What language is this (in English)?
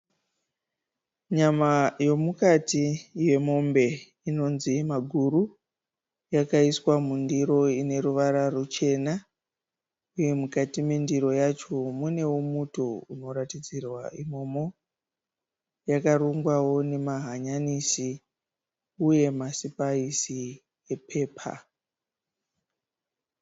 Shona